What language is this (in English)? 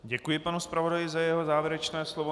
Czech